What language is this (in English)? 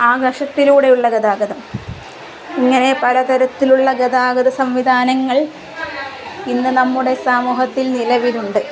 Malayalam